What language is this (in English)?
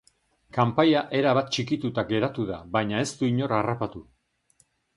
Basque